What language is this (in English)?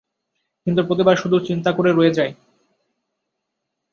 Bangla